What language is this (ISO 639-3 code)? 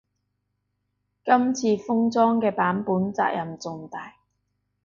yue